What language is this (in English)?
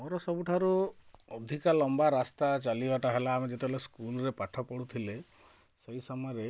Odia